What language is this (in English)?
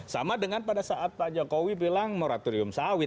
Indonesian